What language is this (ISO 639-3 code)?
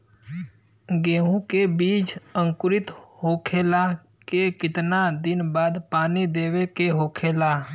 bho